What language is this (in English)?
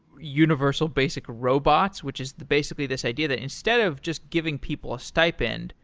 English